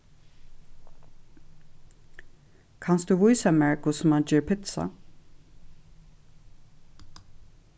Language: Faroese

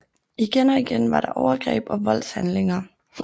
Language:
Danish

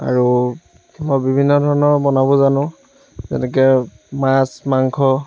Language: Assamese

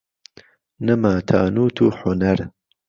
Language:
Central Kurdish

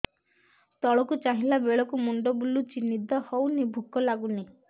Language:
Odia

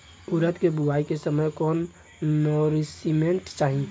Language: Bhojpuri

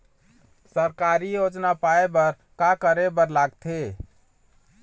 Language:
Chhattisgarhi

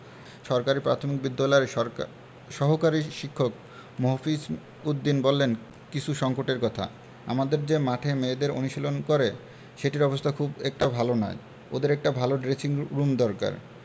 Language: Bangla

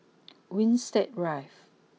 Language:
English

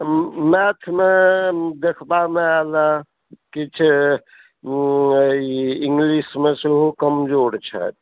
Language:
Maithili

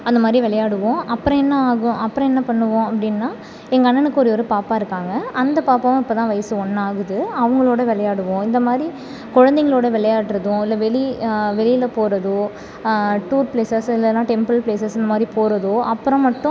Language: Tamil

